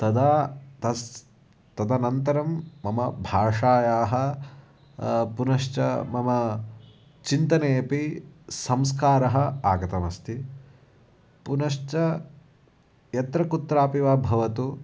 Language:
Sanskrit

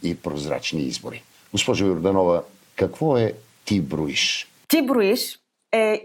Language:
Bulgarian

